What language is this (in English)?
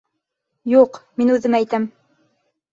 Bashkir